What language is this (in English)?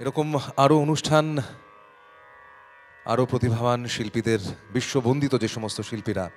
Bangla